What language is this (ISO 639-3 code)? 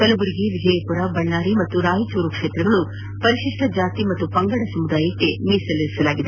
kan